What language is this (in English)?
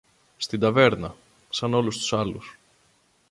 Greek